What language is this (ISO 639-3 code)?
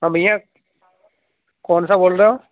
urd